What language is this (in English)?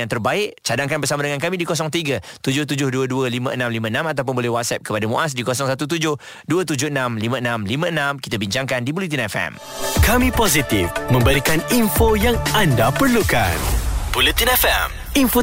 Malay